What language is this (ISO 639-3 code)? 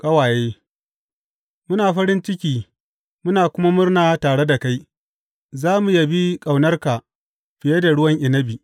hau